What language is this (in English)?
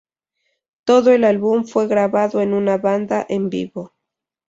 Spanish